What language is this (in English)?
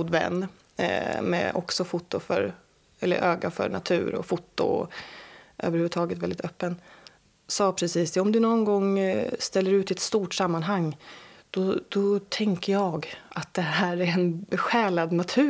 Swedish